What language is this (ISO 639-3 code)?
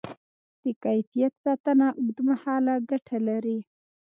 pus